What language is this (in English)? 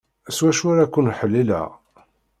Kabyle